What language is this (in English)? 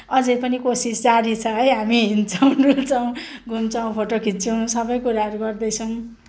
Nepali